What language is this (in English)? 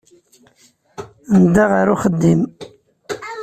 Kabyle